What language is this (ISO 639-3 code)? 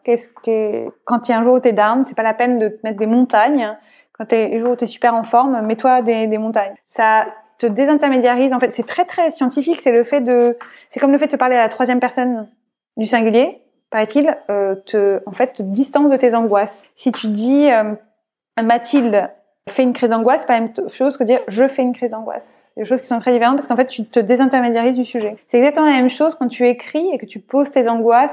fra